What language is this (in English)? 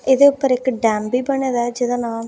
Dogri